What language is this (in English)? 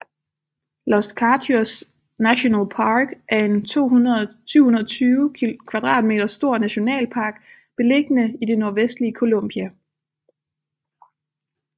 Danish